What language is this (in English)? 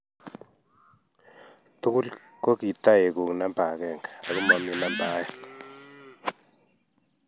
Kalenjin